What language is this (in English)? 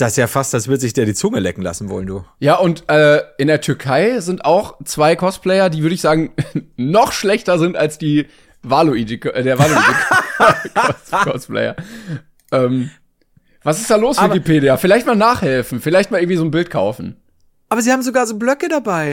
German